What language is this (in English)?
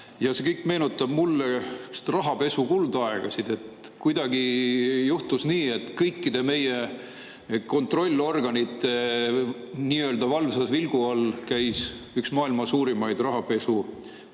Estonian